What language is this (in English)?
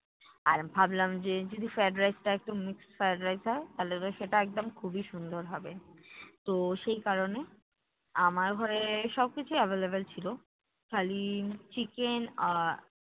Bangla